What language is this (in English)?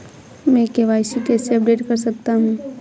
Hindi